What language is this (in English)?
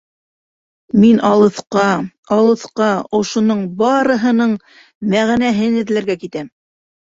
Bashkir